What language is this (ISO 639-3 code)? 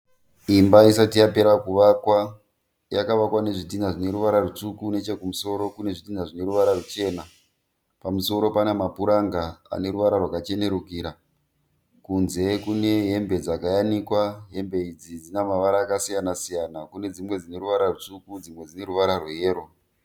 sna